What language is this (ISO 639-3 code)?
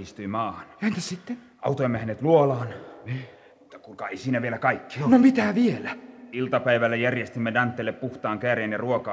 fin